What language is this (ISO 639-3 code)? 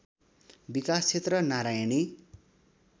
nep